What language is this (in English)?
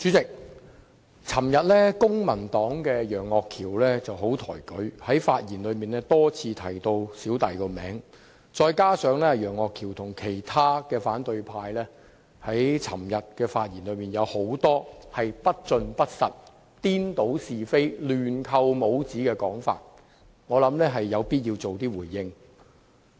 Cantonese